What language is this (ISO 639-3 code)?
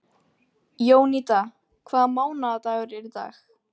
isl